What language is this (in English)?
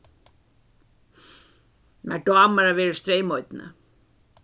Faroese